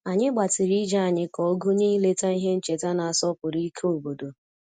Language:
Igbo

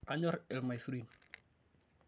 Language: Masai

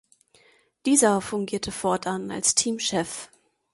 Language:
German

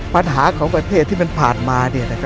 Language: Thai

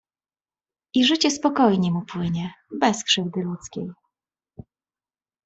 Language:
Polish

